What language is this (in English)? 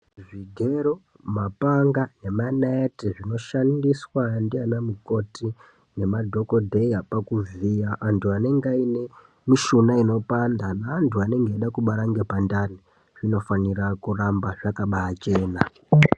Ndau